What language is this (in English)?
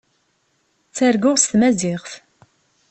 Kabyle